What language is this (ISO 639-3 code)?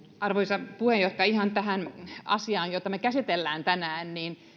fin